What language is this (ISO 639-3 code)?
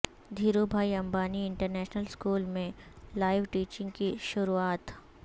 urd